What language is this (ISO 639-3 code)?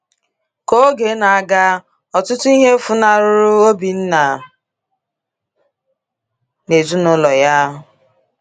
ibo